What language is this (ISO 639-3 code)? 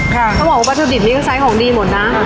tha